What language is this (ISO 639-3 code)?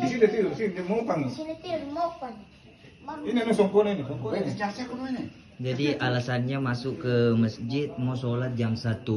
ind